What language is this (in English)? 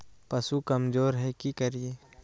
Magahi